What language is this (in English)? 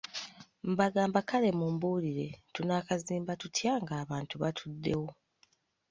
Ganda